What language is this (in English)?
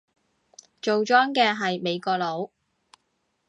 Cantonese